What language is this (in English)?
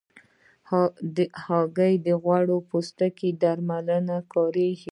Pashto